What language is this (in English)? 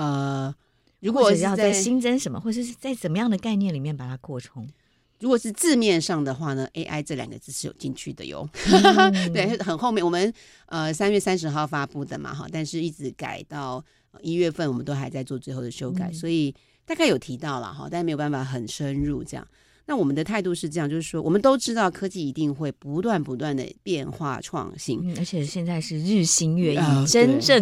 Chinese